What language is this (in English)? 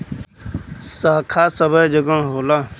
Bhojpuri